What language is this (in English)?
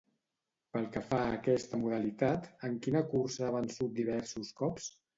Catalan